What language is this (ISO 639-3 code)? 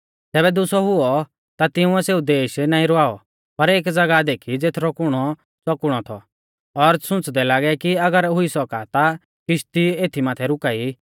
bfz